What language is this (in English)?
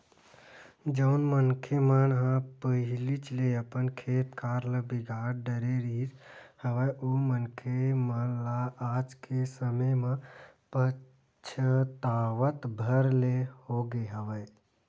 Chhattisgarhi